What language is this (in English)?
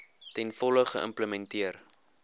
Afrikaans